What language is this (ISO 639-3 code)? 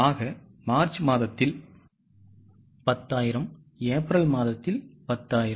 tam